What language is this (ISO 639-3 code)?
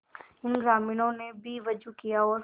hin